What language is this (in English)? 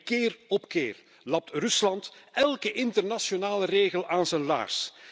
Dutch